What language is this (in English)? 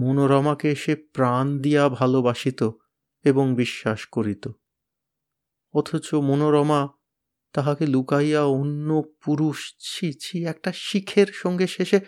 Bangla